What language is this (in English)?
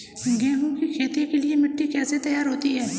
Hindi